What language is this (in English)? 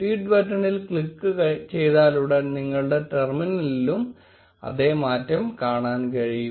Malayalam